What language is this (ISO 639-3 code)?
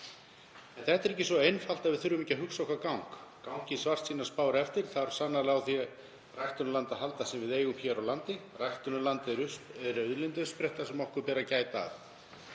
isl